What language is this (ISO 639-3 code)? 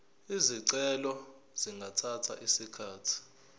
zul